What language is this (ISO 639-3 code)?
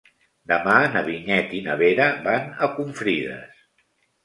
cat